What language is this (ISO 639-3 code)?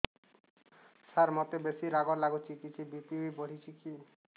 ori